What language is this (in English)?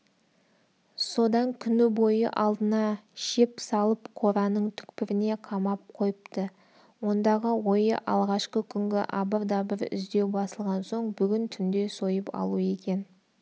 Kazakh